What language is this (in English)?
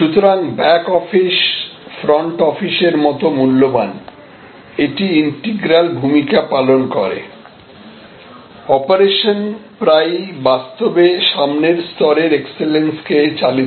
Bangla